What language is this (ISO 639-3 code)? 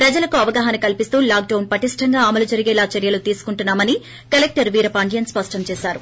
tel